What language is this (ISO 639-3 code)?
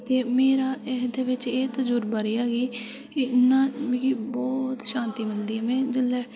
doi